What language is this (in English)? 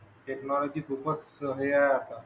Marathi